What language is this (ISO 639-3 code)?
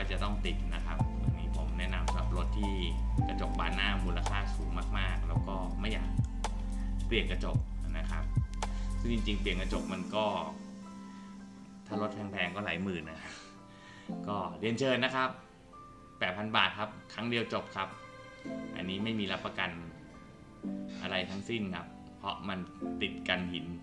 tha